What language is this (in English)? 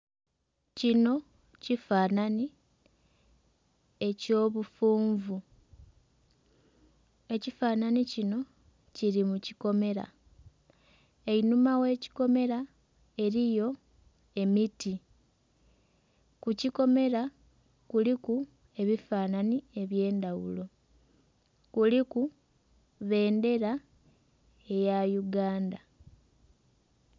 Soga